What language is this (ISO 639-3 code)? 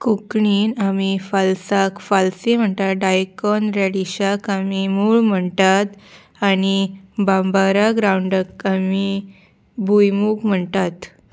kok